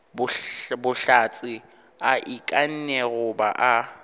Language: Northern Sotho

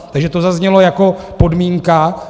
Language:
Czech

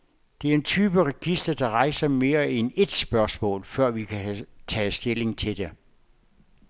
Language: Danish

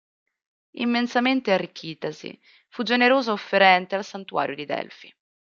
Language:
Italian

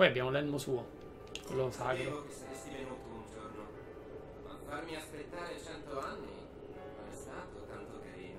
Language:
Italian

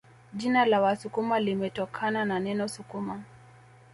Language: Swahili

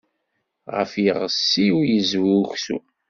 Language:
Kabyle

